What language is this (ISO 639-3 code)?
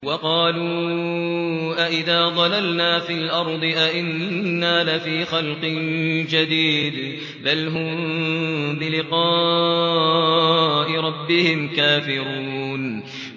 ara